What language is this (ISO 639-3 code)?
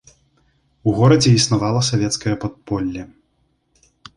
bel